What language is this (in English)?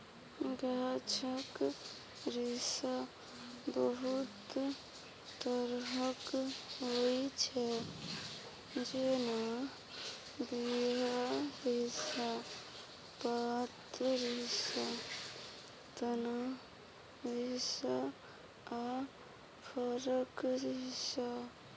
Maithili